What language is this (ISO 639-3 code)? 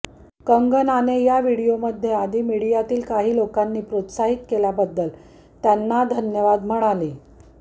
mar